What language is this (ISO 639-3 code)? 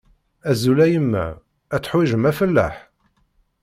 kab